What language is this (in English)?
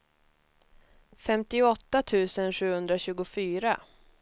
Swedish